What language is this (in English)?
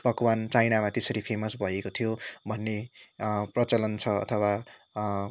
Nepali